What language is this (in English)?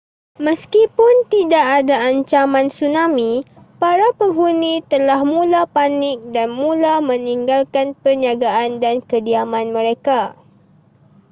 Malay